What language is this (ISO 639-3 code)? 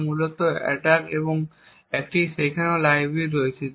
ben